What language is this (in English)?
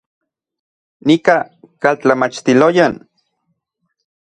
Central Puebla Nahuatl